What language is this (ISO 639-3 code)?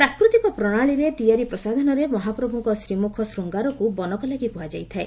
ori